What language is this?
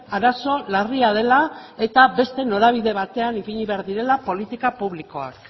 Basque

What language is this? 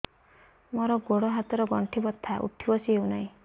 Odia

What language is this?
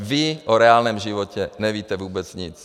Czech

